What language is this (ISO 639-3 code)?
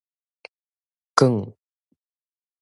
nan